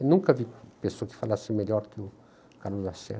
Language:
Portuguese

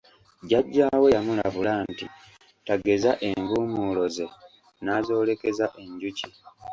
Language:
Ganda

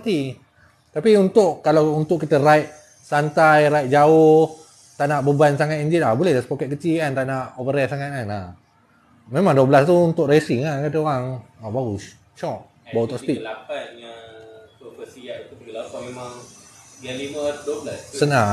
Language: Malay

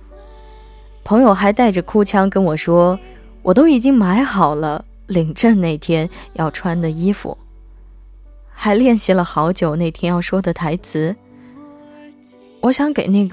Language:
Chinese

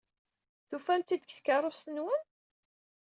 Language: Kabyle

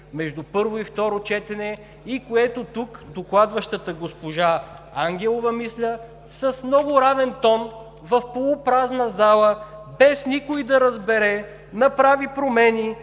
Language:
Bulgarian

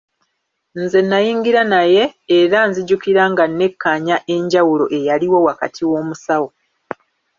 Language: Ganda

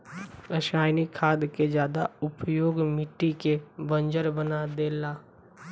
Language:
Bhojpuri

